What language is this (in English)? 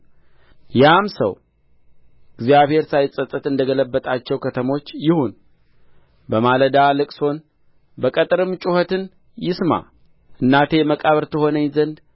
Amharic